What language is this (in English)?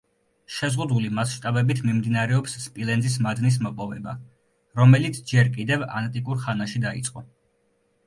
Georgian